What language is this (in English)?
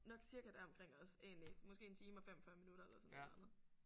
Danish